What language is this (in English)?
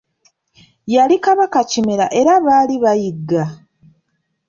Ganda